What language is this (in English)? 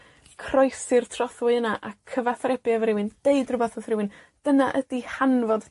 Welsh